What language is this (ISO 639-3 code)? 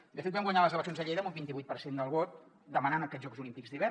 cat